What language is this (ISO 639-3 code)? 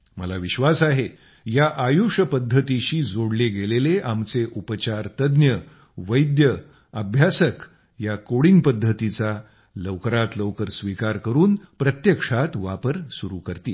mar